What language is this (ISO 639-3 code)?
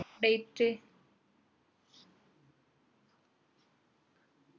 mal